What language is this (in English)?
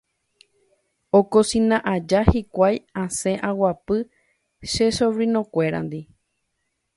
Guarani